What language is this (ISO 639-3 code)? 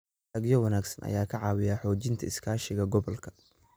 som